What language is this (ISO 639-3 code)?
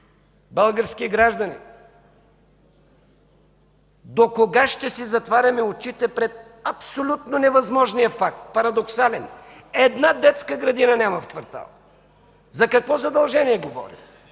bul